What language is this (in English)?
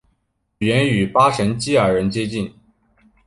Chinese